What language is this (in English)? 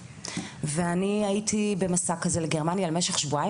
Hebrew